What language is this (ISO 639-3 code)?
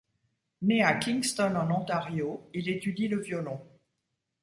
fra